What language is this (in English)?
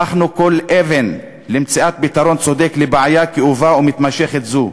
Hebrew